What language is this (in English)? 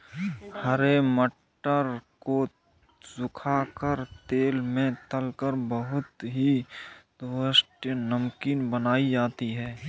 Hindi